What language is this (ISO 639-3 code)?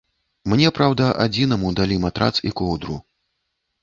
bel